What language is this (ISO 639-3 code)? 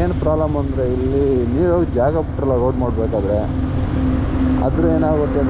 kan